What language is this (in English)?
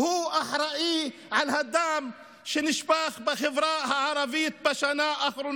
Hebrew